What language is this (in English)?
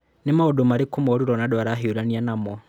Kikuyu